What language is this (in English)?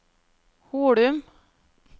Norwegian